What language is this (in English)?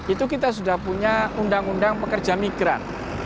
Indonesian